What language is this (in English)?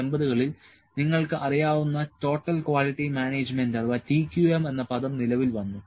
Malayalam